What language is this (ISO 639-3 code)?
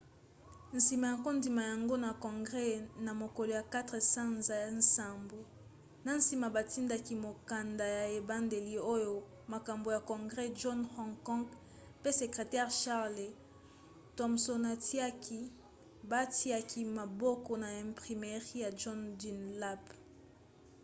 lin